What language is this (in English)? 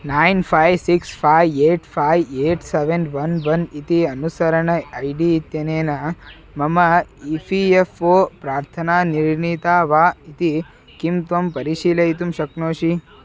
Sanskrit